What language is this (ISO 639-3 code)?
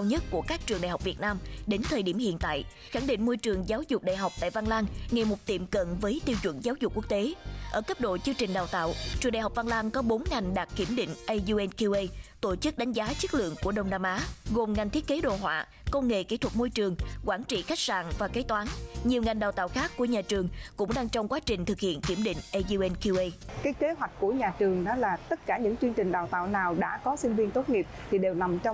vie